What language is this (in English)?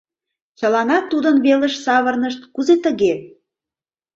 Mari